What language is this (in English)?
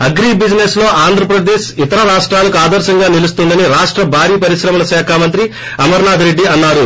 Telugu